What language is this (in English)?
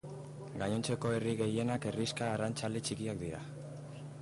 Basque